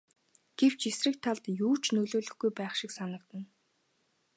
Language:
Mongolian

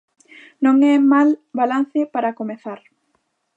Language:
Galician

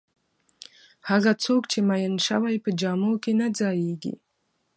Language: Pashto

